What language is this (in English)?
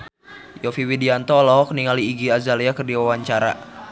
Sundanese